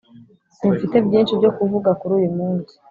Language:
Kinyarwanda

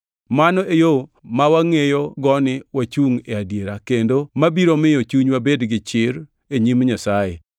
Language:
Luo (Kenya and Tanzania)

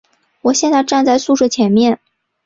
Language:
Chinese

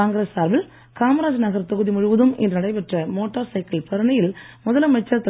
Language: Tamil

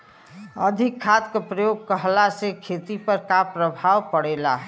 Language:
Bhojpuri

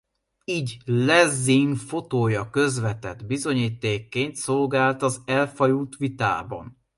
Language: Hungarian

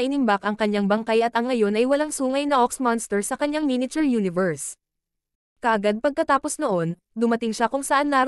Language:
Filipino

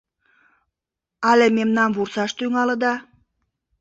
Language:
Mari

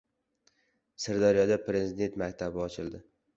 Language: Uzbek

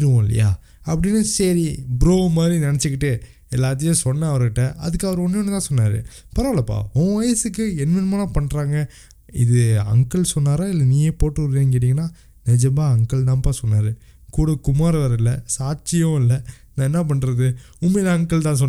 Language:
Tamil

